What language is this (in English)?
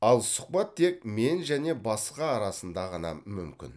Kazakh